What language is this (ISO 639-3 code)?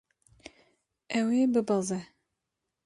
kur